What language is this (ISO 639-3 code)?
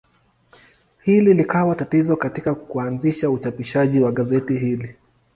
swa